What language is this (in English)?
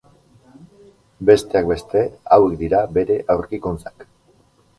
Basque